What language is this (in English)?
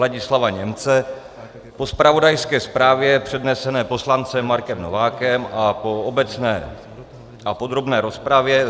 Czech